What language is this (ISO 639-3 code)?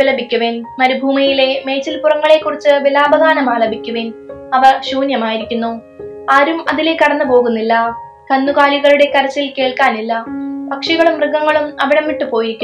mal